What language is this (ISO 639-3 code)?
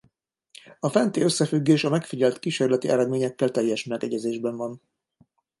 hun